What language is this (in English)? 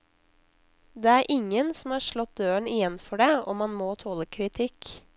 Norwegian